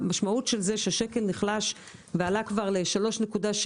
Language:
Hebrew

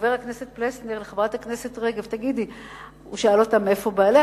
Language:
Hebrew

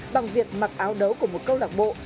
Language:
Vietnamese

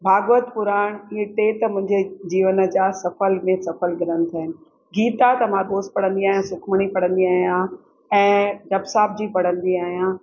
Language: Sindhi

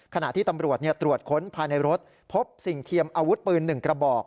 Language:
Thai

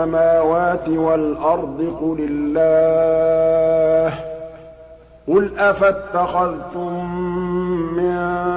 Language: Arabic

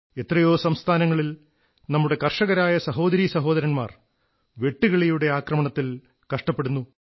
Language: Malayalam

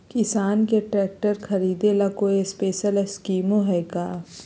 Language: Magahi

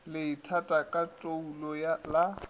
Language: Northern Sotho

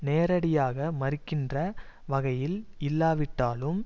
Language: Tamil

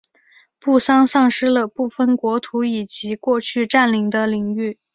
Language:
Chinese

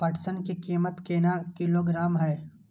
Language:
Maithili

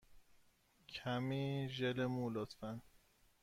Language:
Persian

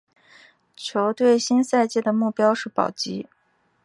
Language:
Chinese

